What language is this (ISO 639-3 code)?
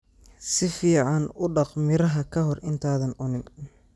som